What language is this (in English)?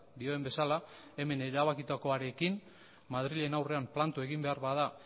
Basque